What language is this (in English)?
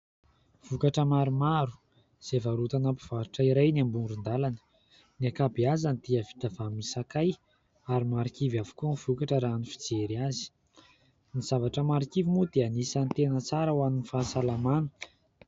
Malagasy